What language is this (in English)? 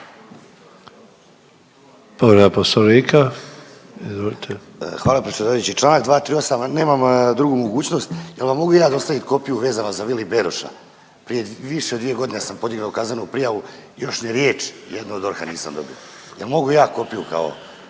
Croatian